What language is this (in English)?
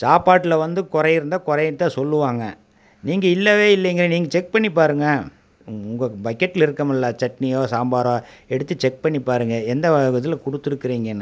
Tamil